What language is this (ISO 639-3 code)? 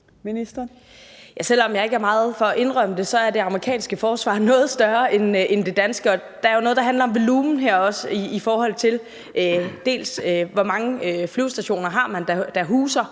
dan